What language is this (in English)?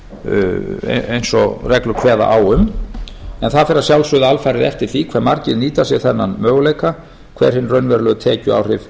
Icelandic